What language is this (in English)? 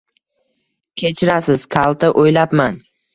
Uzbek